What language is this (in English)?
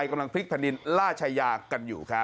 Thai